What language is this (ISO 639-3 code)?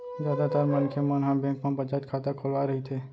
hne